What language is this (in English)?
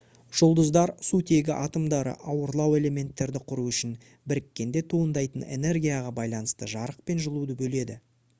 Kazakh